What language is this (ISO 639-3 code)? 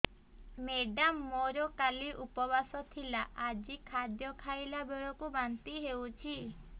ori